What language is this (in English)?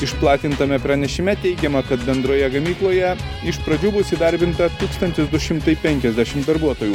Lithuanian